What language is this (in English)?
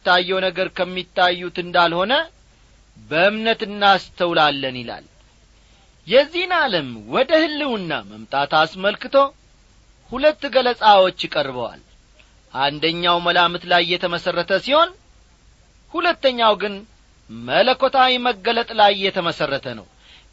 Amharic